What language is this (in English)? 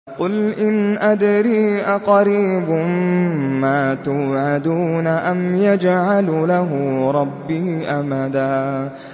Arabic